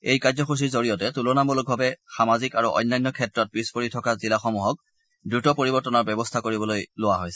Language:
Assamese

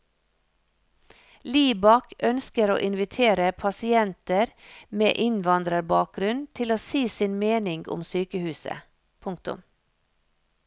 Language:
Norwegian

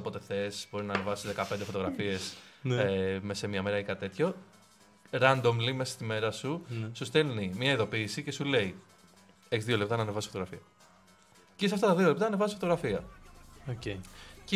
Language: Greek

